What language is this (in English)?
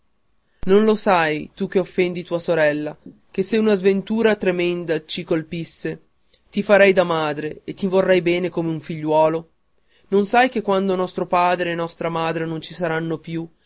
Italian